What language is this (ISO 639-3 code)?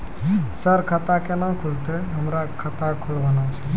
mai